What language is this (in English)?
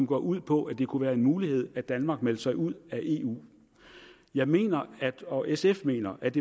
Danish